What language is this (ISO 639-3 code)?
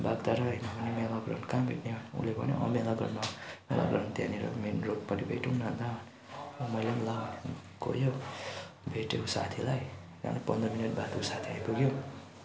nep